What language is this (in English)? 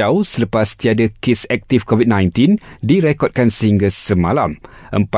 Malay